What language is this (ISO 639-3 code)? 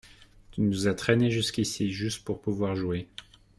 fra